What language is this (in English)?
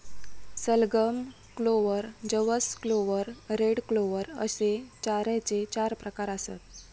Marathi